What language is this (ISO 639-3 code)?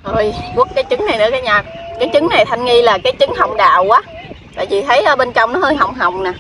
vie